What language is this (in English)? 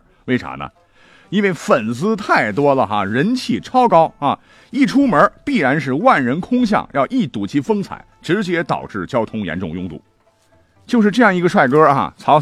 Chinese